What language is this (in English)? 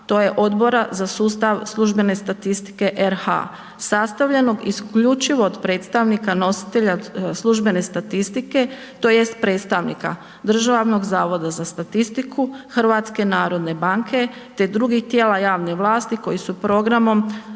Croatian